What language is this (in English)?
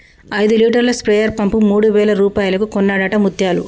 Telugu